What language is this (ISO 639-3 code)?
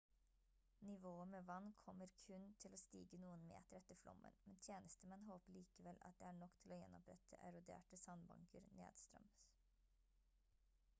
nob